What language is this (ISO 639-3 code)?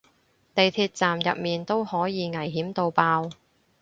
yue